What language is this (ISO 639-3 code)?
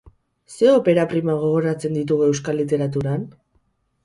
eus